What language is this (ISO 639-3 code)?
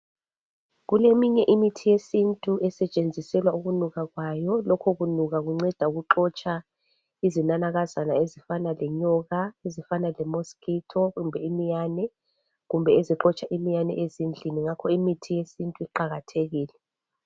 nde